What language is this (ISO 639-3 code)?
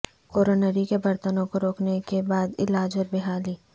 urd